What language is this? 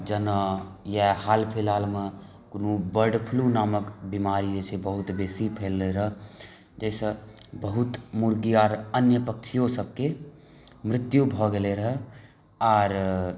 Maithili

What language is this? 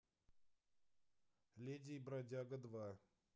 Russian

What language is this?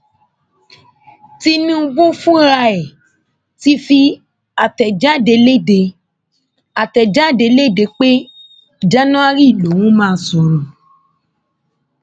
Yoruba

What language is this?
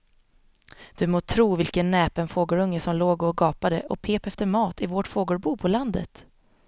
Swedish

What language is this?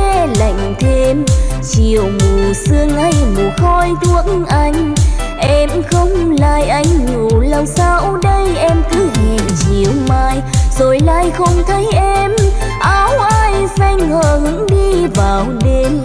Vietnamese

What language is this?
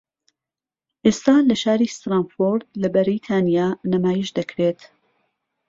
Central Kurdish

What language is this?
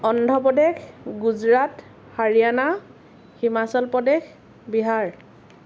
Assamese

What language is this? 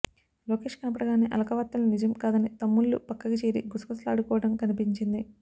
Telugu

